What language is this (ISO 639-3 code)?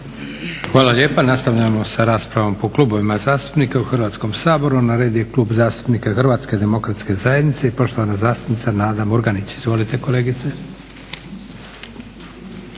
hrv